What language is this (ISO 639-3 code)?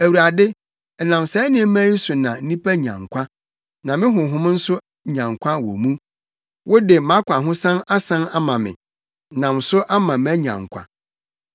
aka